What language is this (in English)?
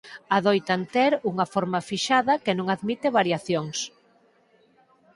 Galician